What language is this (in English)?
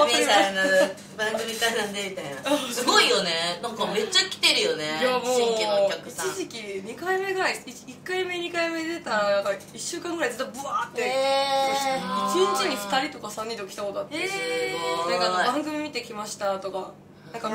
Japanese